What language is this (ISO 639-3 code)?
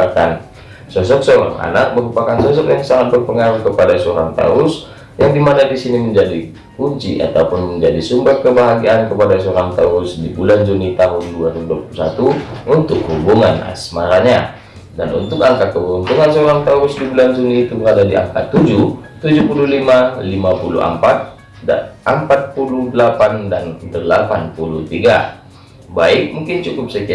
ind